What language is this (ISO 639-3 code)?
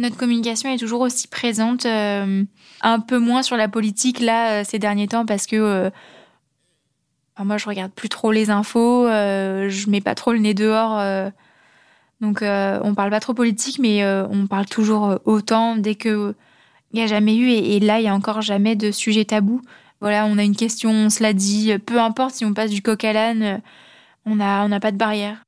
fra